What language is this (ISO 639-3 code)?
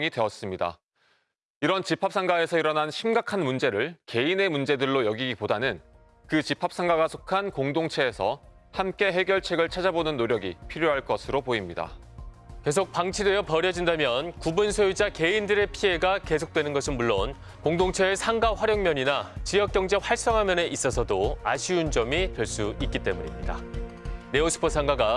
kor